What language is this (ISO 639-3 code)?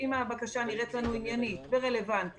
heb